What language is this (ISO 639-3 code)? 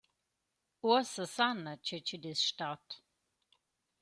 roh